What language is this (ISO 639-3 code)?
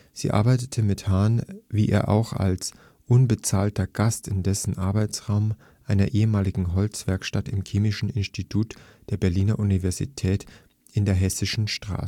deu